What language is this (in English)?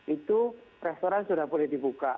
Indonesian